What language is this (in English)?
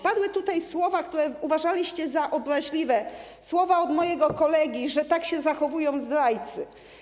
Polish